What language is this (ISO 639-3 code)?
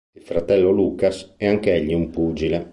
ita